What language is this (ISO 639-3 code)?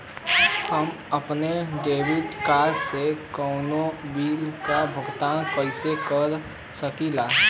bho